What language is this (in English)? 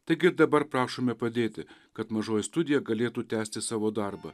Lithuanian